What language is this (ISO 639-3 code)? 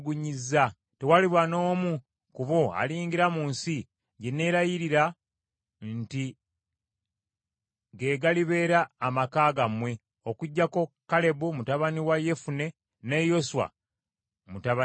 lug